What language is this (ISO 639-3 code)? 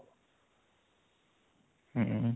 ori